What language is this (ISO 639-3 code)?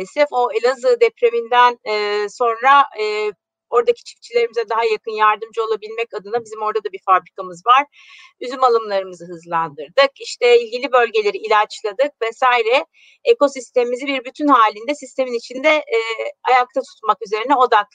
tur